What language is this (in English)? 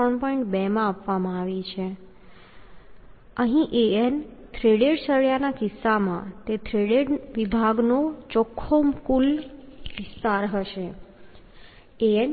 Gujarati